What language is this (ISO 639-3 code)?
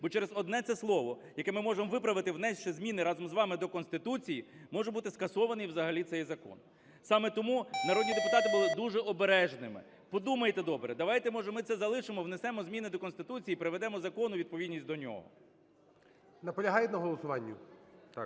ukr